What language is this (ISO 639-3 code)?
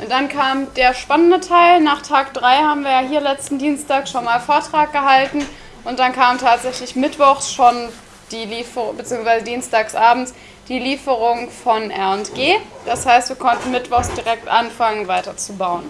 deu